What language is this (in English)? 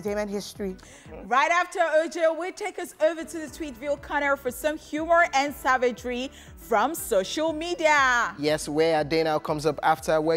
English